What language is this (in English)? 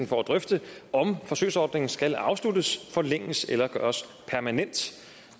Danish